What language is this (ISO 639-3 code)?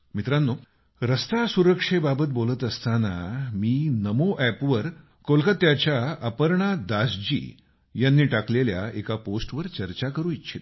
mar